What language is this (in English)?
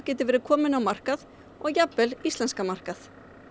Icelandic